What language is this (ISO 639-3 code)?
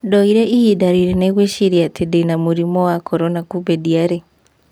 kik